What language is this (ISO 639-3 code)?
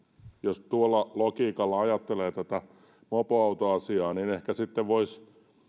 fin